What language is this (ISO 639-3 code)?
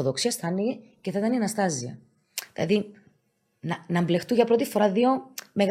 ell